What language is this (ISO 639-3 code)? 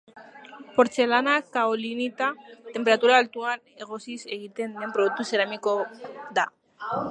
eus